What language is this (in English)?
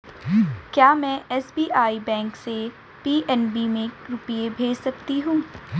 Hindi